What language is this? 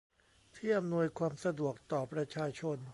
Thai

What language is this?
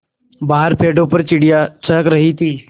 Hindi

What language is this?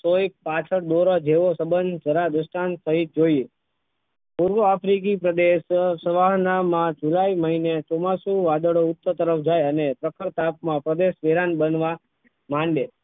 Gujarati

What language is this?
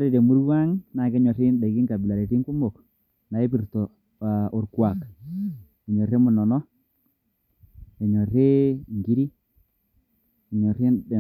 Masai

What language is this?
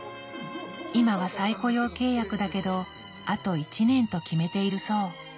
Japanese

